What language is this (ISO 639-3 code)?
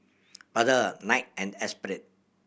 eng